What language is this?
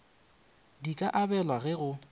Northern Sotho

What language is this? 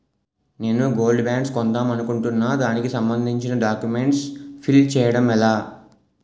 Telugu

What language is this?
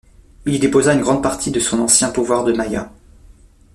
French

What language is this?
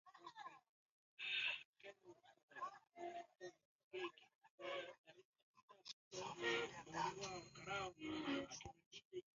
Swahili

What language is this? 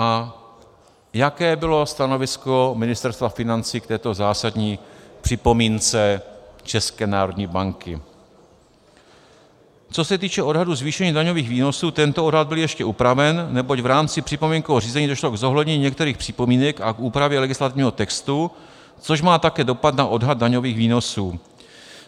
Czech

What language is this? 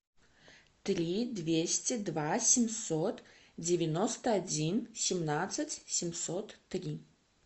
Russian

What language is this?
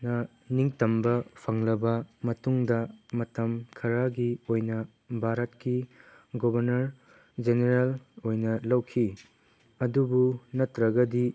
Manipuri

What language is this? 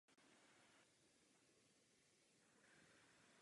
Czech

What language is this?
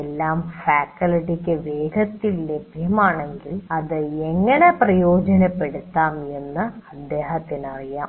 Malayalam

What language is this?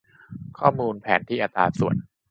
Thai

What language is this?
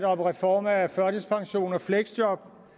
Danish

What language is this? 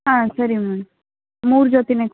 Kannada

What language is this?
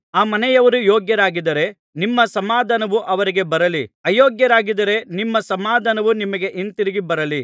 Kannada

